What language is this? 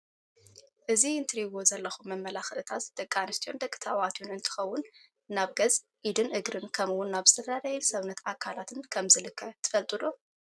Tigrinya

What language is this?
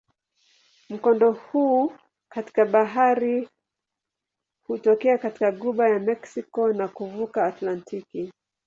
Swahili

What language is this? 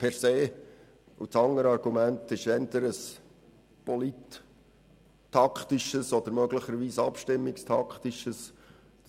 Swiss German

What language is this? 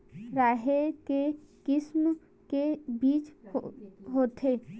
Chhattisgarhi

